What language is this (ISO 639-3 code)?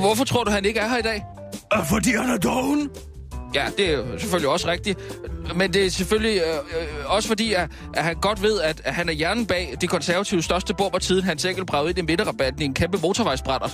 dan